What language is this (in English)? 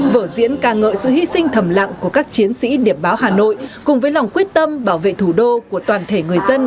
Vietnamese